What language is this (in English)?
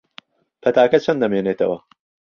Central Kurdish